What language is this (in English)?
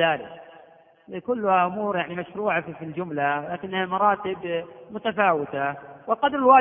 Arabic